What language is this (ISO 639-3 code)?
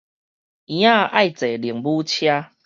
nan